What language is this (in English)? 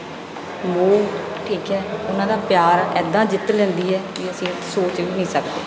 Punjabi